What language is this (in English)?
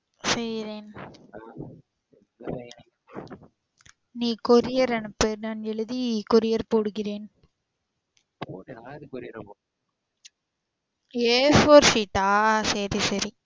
Tamil